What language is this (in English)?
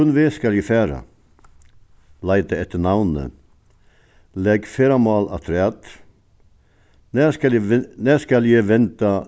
Faroese